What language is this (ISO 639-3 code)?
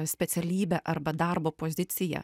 lit